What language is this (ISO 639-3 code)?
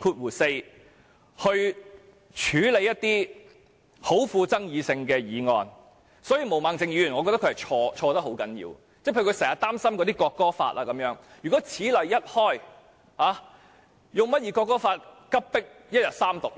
yue